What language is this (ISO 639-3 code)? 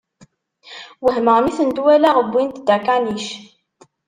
kab